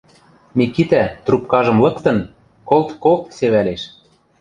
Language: Western Mari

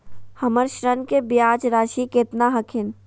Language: Magahi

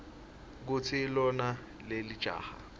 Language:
Swati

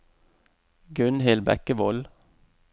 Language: Norwegian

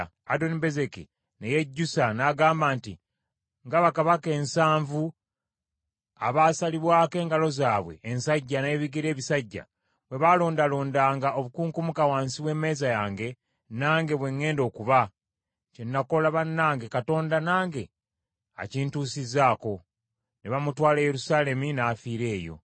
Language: Ganda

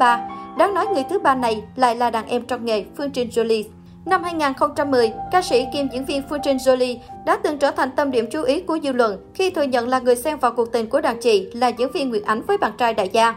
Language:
Vietnamese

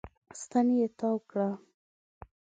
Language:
Pashto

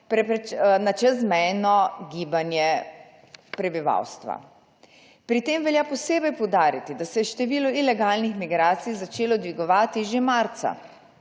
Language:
Slovenian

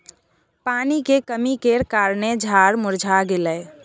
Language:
Maithili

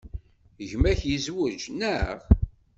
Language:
Kabyle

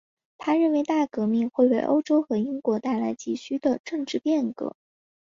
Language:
Chinese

